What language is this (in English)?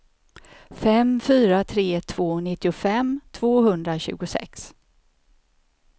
Swedish